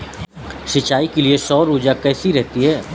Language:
Hindi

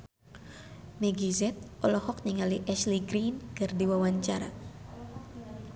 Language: Sundanese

